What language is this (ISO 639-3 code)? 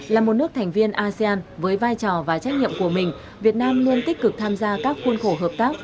vie